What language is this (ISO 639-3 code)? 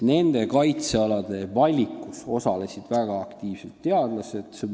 est